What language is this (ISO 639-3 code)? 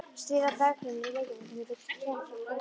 isl